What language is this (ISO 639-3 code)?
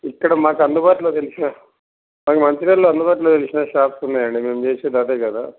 tel